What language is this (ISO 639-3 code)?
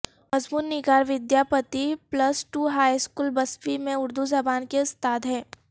urd